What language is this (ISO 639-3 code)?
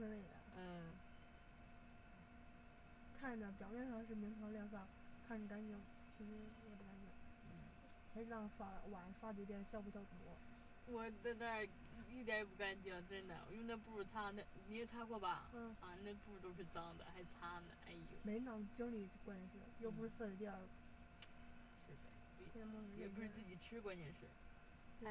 zho